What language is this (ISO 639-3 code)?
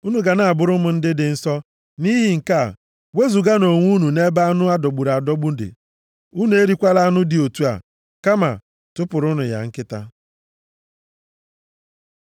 ibo